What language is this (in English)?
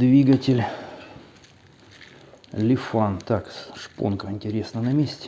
Russian